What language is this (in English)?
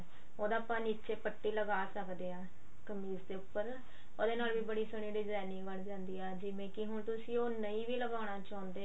Punjabi